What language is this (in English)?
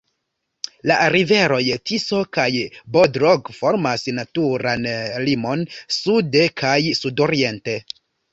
Esperanto